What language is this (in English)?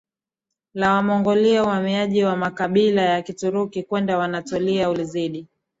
Swahili